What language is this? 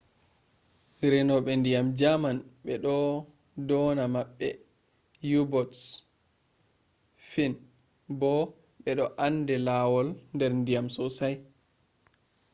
Fula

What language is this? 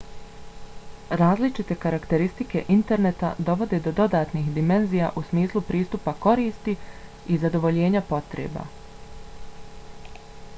Bosnian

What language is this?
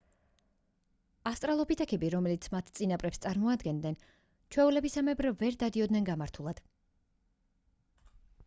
Georgian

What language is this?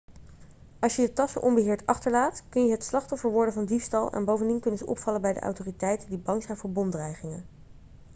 Dutch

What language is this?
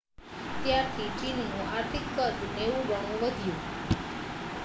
Gujarati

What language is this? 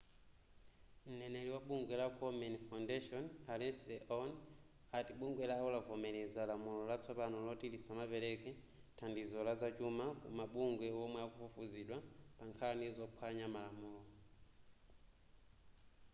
Nyanja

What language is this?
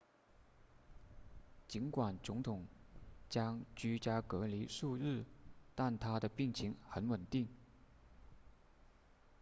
Chinese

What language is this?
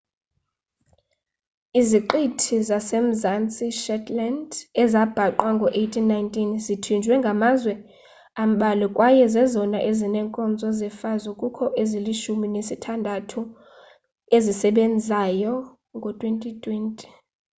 Xhosa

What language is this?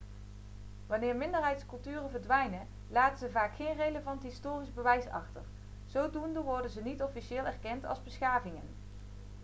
Dutch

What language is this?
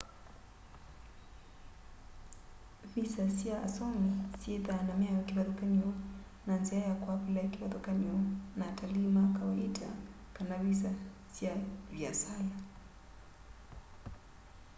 Kamba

